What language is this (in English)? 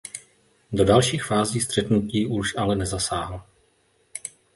Czech